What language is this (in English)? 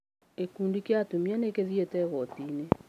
Kikuyu